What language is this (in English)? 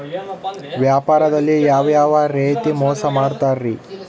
Kannada